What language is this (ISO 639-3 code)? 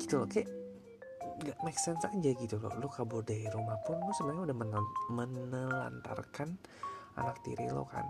ind